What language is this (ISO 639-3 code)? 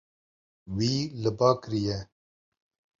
kur